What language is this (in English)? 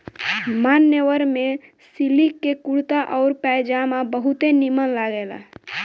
Bhojpuri